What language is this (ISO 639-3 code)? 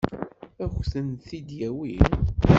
kab